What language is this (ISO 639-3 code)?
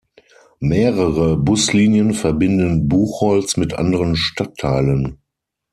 deu